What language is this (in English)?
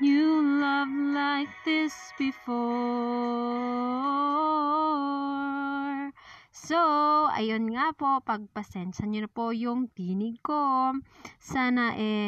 Filipino